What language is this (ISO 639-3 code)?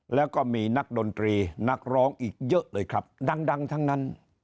tha